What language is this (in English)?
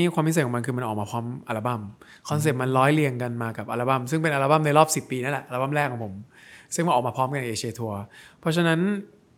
Thai